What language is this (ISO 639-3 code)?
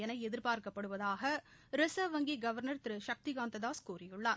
tam